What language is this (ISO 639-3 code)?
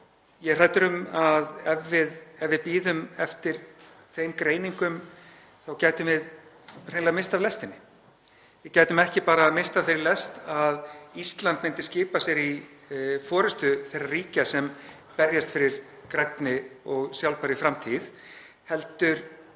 isl